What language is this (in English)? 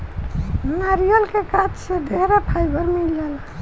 Bhojpuri